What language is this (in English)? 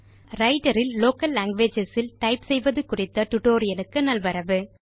Tamil